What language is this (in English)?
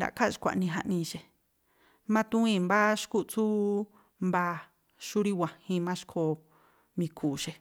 Tlacoapa Me'phaa